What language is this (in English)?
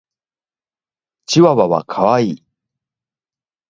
Japanese